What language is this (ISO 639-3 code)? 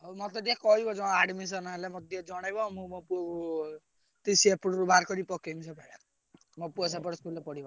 ori